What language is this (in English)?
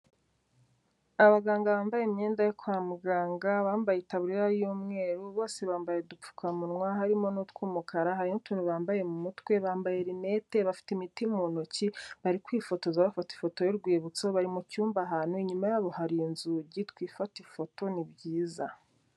Kinyarwanda